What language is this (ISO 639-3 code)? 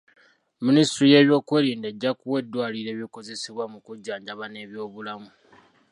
lug